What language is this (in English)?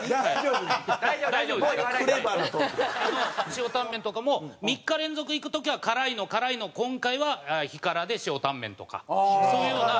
Japanese